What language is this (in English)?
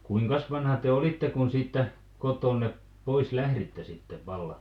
Finnish